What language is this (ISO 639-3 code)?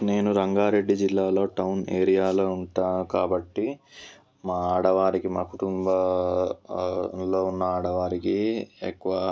tel